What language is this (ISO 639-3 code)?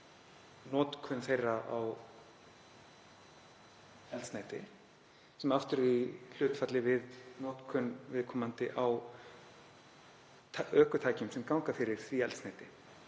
isl